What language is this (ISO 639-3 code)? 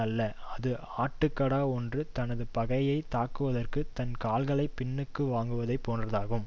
tam